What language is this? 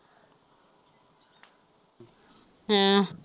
Punjabi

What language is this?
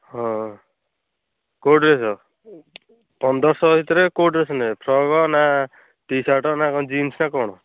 Odia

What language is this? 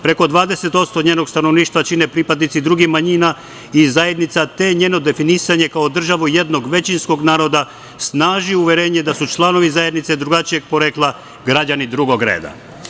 Serbian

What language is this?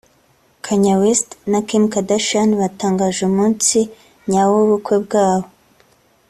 Kinyarwanda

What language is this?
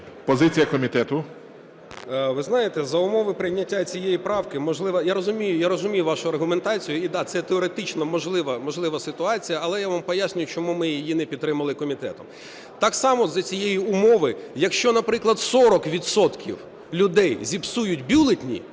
Ukrainian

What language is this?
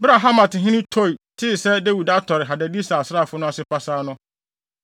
Akan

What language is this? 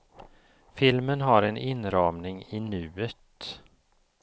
Swedish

